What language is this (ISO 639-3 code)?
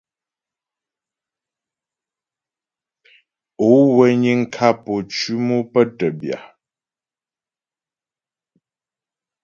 bbj